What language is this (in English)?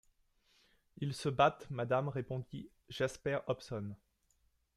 French